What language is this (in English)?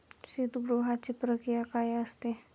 Marathi